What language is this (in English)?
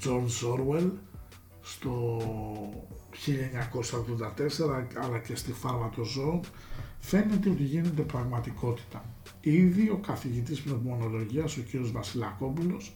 Greek